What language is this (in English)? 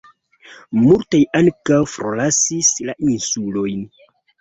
Esperanto